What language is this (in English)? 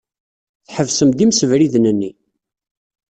Kabyle